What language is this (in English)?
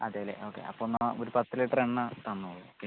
Malayalam